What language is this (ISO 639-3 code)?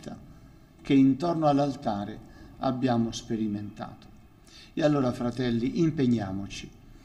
ita